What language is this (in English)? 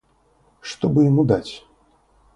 Russian